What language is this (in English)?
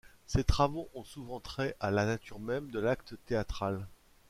French